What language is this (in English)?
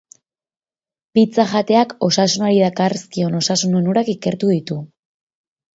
Basque